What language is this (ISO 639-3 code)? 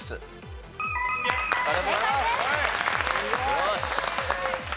jpn